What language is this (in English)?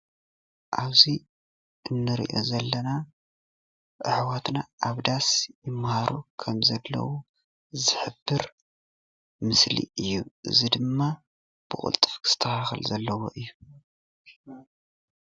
Tigrinya